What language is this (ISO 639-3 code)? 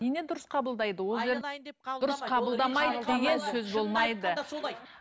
kaz